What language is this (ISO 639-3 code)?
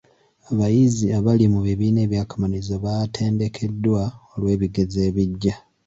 lug